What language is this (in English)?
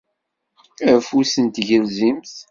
Kabyle